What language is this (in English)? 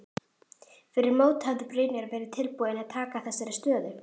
Icelandic